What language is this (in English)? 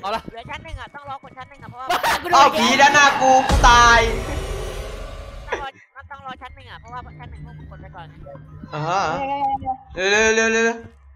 Thai